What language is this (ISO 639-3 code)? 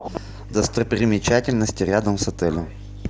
rus